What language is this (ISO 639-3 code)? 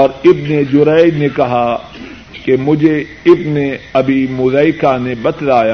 urd